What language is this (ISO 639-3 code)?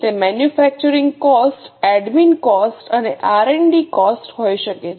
guj